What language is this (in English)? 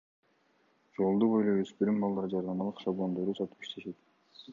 Kyrgyz